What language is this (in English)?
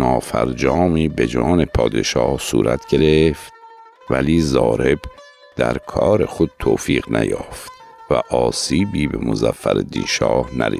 Persian